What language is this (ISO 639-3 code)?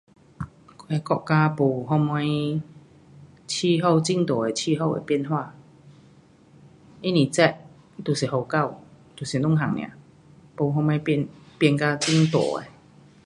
cpx